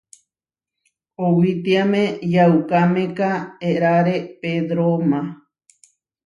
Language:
Huarijio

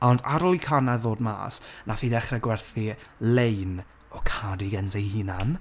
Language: Welsh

